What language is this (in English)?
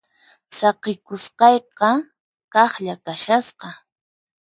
Puno Quechua